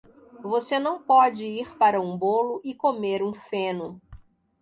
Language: Portuguese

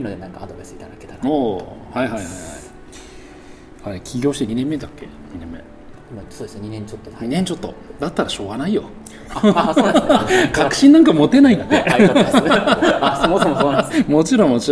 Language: Japanese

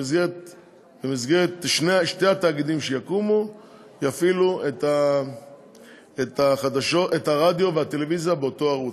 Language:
Hebrew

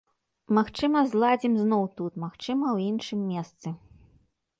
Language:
Belarusian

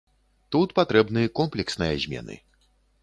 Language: Belarusian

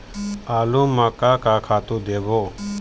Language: Chhattisgarhi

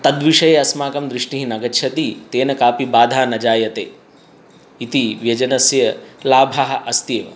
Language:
Sanskrit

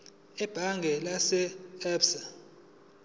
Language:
Zulu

